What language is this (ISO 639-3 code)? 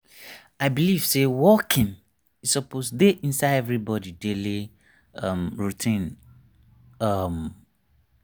pcm